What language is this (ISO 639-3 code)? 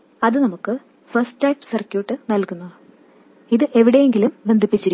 mal